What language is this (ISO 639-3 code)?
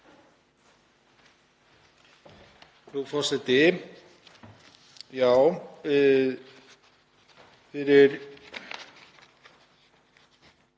isl